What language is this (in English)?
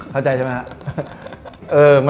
Thai